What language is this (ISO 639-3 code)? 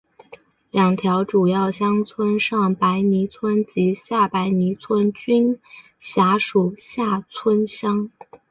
zho